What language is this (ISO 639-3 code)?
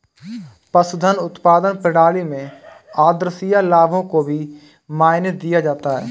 hin